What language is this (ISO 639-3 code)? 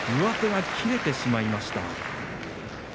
jpn